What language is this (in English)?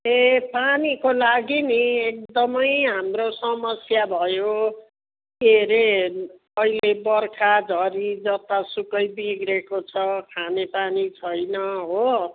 Nepali